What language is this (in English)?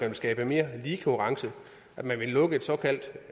Danish